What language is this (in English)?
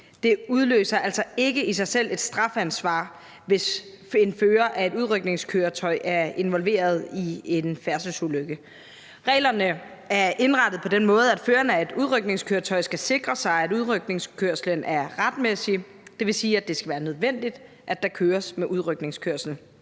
Danish